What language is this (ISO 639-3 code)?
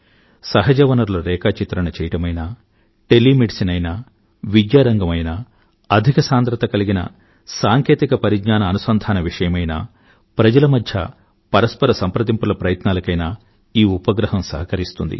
tel